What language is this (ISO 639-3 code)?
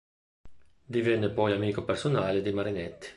ita